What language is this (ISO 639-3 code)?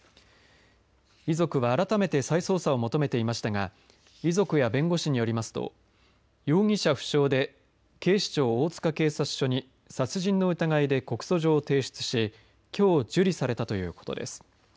jpn